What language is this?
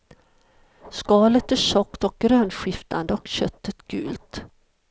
Swedish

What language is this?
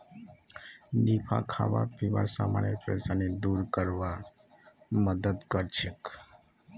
Magahi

